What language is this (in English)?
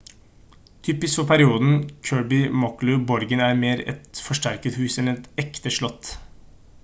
Norwegian Bokmål